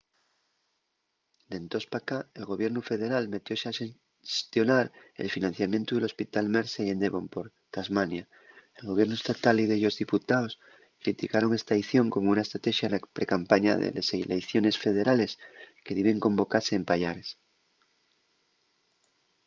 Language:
Asturian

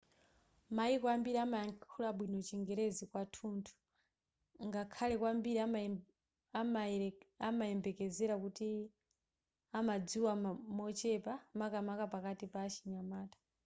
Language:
Nyanja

